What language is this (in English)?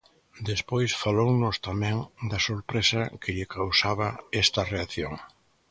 Galician